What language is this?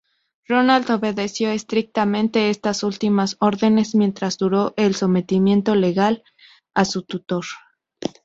Spanish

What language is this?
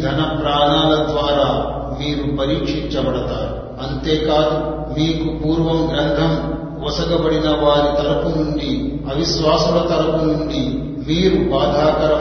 Telugu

